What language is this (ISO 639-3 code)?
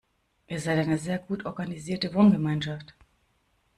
deu